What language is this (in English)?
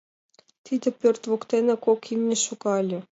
Mari